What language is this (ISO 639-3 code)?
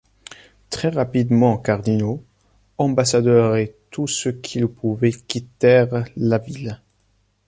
fra